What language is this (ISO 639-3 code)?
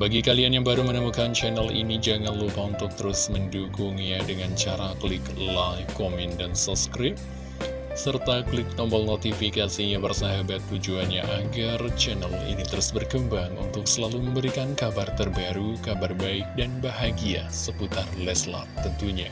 ind